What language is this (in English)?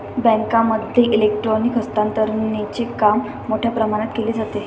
Marathi